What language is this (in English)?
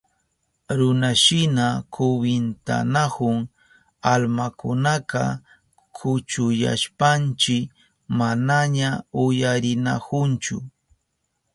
Southern Pastaza Quechua